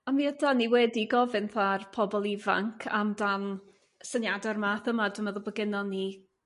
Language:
Welsh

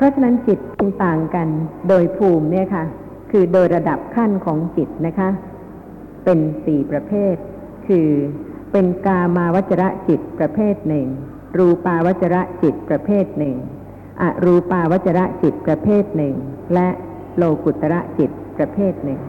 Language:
Thai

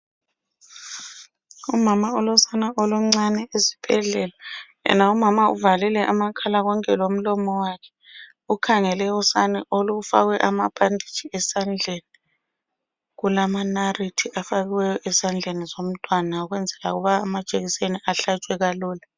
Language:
North Ndebele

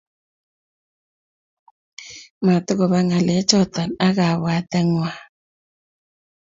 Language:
Kalenjin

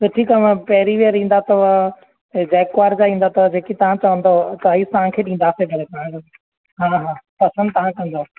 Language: Sindhi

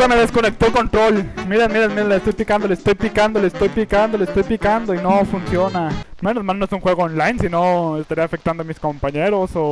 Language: Spanish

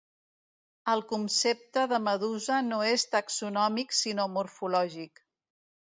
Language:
Catalan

